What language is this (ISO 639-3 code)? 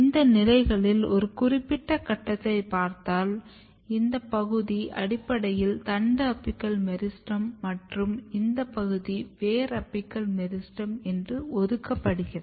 tam